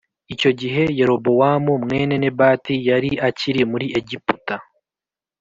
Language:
Kinyarwanda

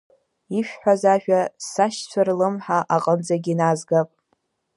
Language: Abkhazian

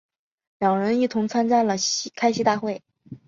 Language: Chinese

